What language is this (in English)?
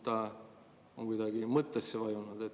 Estonian